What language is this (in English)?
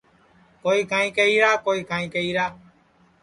Sansi